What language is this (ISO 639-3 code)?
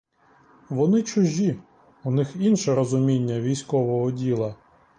ukr